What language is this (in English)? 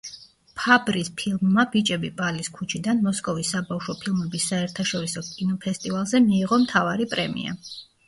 Georgian